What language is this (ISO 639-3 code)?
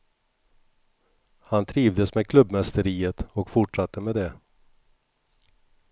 swe